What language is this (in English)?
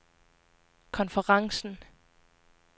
Danish